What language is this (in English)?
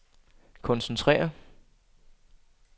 Danish